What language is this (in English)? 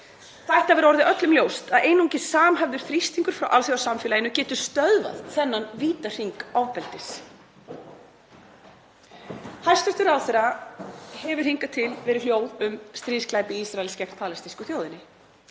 Icelandic